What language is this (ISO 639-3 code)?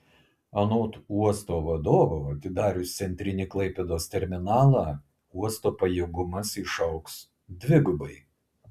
lit